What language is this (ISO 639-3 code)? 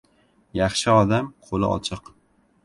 uzb